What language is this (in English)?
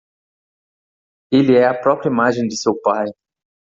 Portuguese